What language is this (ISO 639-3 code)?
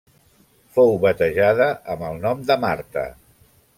cat